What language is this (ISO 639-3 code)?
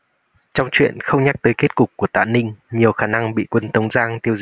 vie